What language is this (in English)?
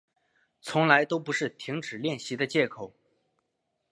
Chinese